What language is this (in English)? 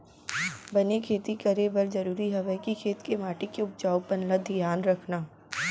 Chhattisgarhi